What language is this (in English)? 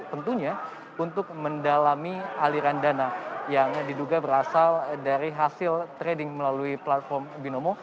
Indonesian